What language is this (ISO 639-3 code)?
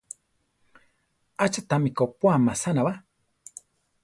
tar